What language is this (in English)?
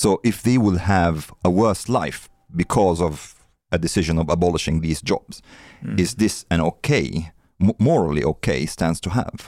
Swedish